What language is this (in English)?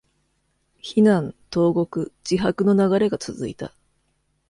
Japanese